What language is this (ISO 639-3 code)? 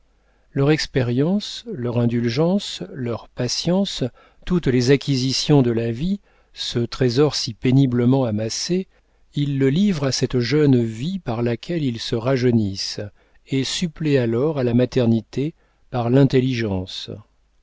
fra